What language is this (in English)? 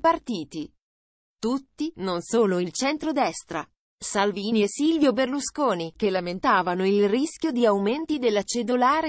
Italian